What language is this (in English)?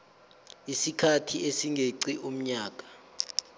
South Ndebele